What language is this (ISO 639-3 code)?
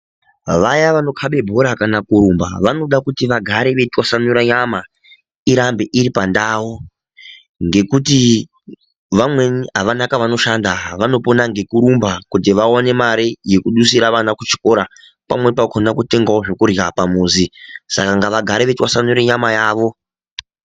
ndc